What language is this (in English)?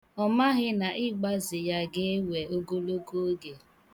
Igbo